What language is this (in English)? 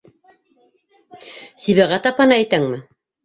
Bashkir